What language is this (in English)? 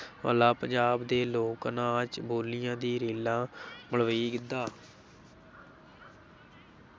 Punjabi